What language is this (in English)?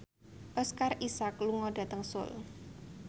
Javanese